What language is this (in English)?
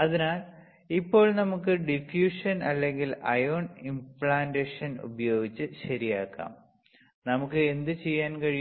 Malayalam